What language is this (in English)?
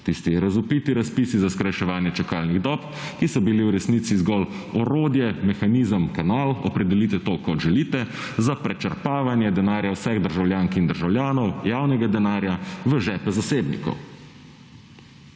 Slovenian